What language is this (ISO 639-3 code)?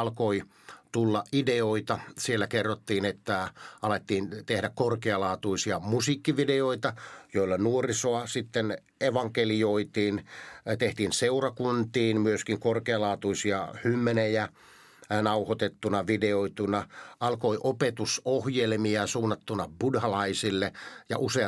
fin